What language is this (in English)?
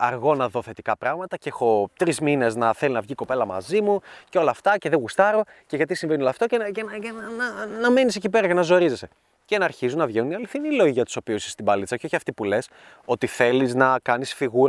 Greek